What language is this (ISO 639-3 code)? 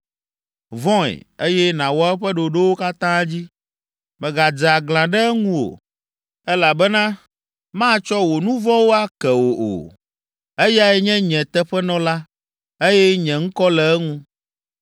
ewe